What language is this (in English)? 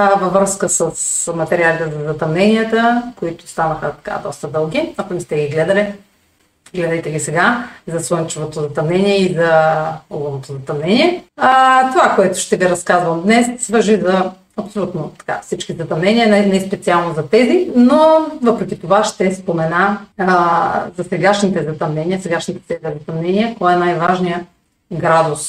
Bulgarian